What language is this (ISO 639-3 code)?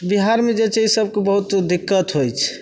mai